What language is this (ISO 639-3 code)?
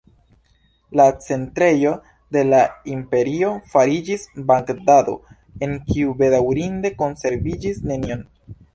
epo